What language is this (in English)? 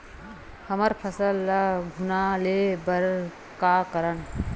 Chhattisgarhi